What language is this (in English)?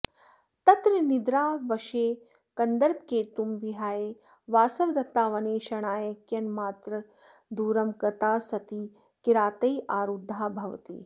Sanskrit